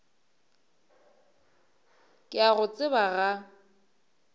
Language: Northern Sotho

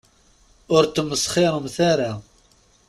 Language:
Kabyle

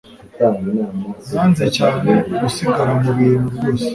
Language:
Kinyarwanda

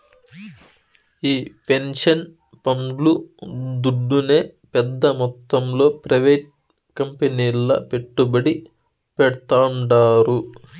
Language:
Telugu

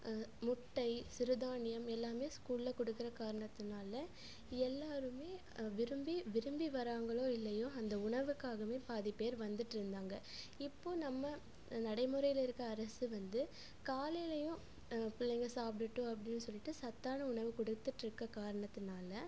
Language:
Tamil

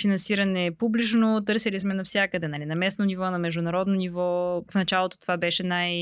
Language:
Bulgarian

